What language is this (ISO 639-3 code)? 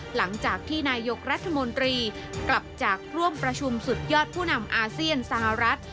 tha